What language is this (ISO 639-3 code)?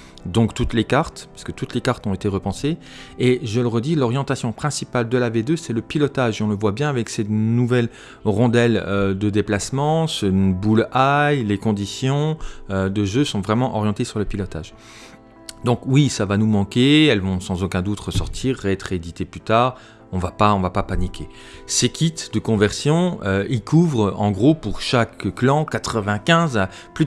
fra